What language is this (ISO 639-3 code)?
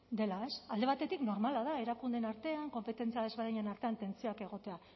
eus